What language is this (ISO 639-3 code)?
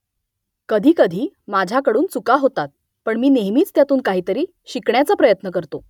mar